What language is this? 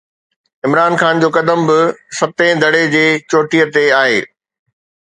Sindhi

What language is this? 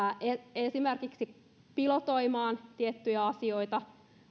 Finnish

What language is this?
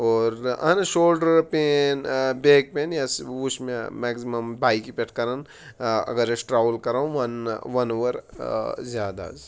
Kashmiri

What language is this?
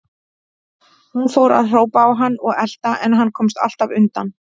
Icelandic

